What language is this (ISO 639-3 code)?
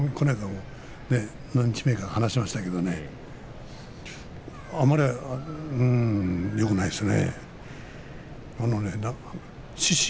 jpn